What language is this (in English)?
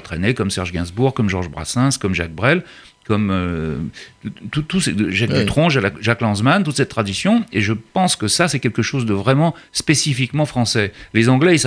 French